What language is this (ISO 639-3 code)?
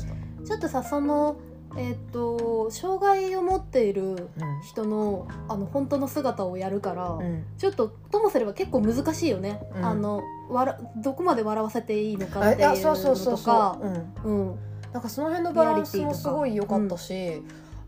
jpn